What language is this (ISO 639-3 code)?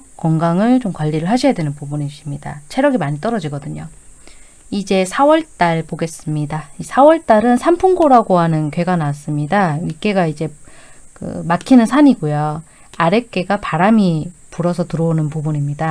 kor